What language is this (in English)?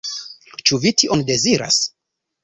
Esperanto